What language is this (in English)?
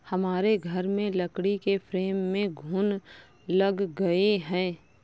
Hindi